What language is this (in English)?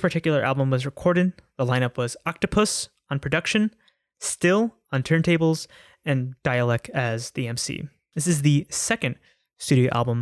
English